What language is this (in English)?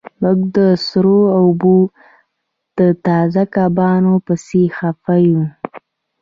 Pashto